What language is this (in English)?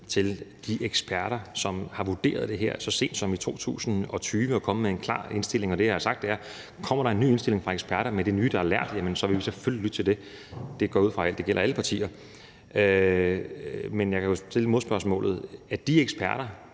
Danish